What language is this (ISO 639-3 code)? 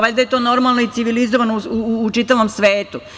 srp